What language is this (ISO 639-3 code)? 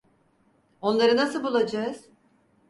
tur